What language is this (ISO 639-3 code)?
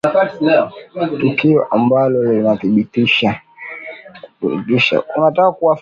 swa